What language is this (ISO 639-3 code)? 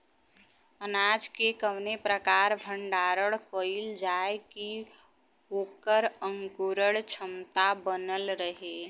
bho